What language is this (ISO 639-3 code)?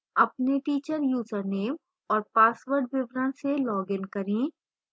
hin